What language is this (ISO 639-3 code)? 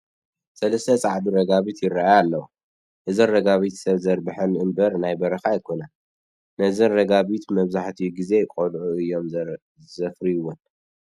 tir